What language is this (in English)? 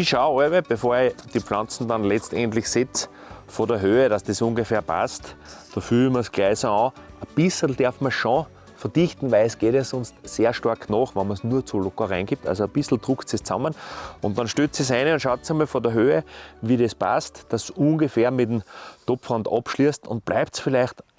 German